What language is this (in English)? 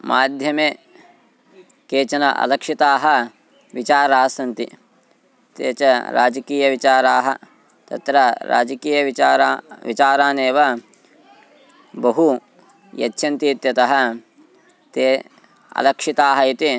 Sanskrit